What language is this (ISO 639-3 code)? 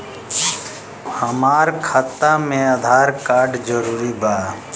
bho